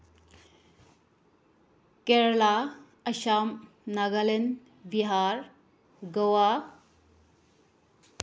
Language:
Manipuri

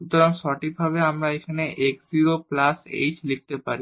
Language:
Bangla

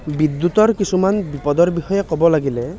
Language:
Assamese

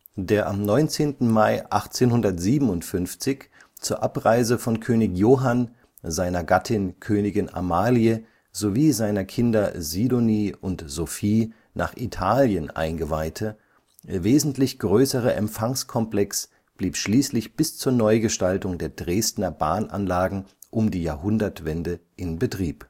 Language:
German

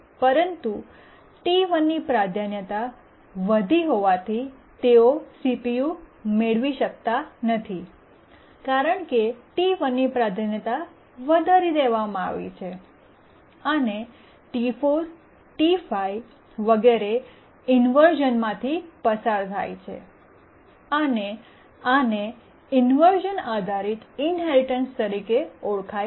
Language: Gujarati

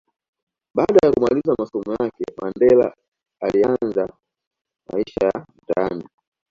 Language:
Swahili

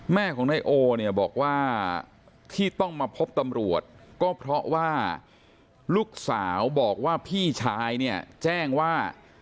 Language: Thai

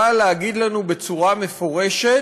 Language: Hebrew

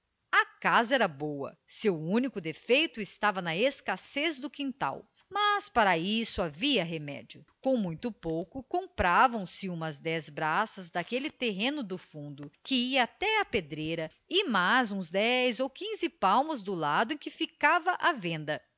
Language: Portuguese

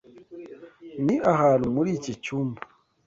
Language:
Kinyarwanda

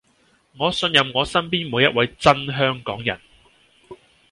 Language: Cantonese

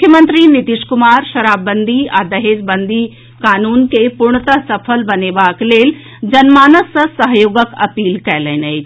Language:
Maithili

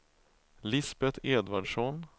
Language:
Swedish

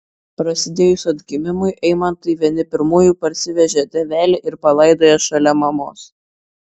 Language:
Lithuanian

